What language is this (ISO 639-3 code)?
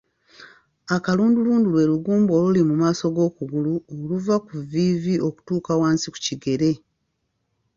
lug